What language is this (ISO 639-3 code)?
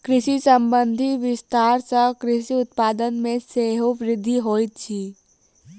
mai